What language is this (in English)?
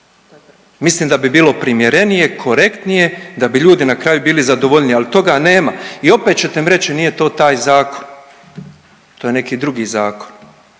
Croatian